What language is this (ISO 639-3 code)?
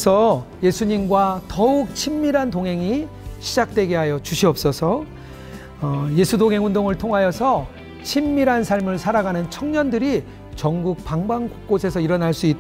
kor